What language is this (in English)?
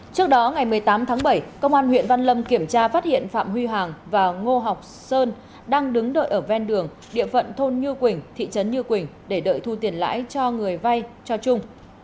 Vietnamese